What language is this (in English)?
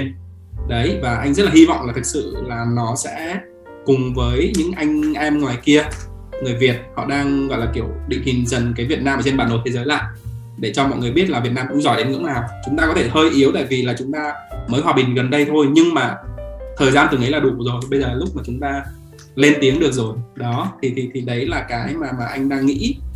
Vietnamese